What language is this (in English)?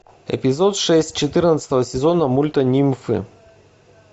Russian